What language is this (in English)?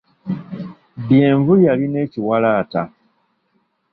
Ganda